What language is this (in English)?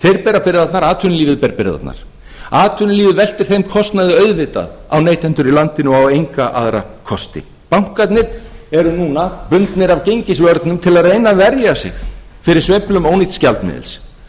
Icelandic